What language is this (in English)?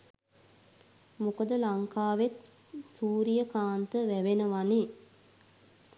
Sinhala